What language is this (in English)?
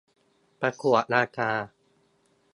Thai